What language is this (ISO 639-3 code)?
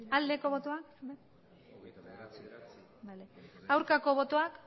eus